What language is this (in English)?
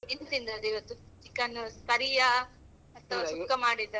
Kannada